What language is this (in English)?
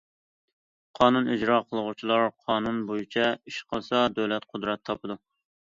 Uyghur